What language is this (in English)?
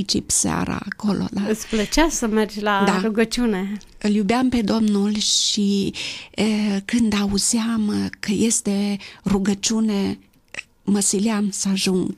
Romanian